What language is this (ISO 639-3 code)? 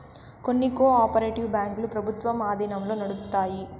tel